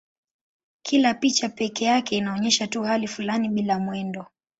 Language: Swahili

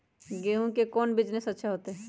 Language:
Magahi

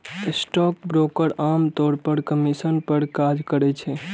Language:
Maithili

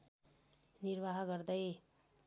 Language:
Nepali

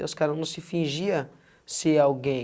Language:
Portuguese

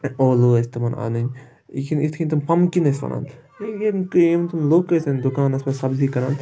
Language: Kashmiri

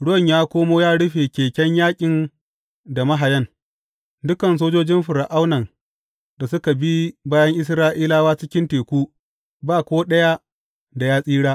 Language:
Hausa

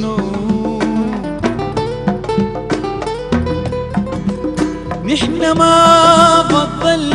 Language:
Arabic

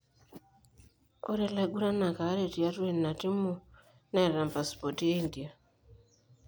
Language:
Masai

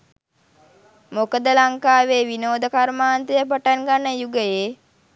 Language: Sinhala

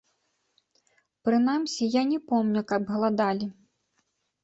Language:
Belarusian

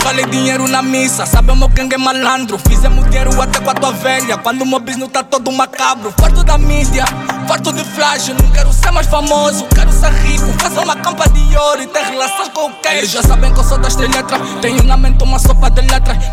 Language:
Italian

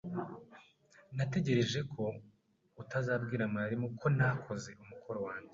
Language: Kinyarwanda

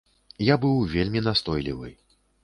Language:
Belarusian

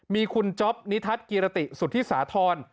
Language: Thai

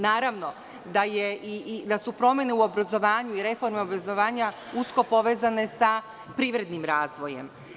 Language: Serbian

